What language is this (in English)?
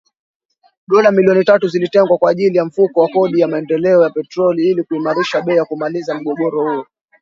Swahili